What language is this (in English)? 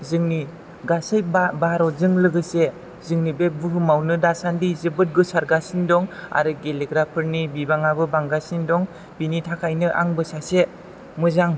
Bodo